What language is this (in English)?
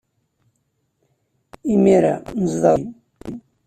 Kabyle